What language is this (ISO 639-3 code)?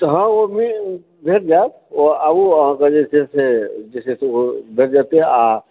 mai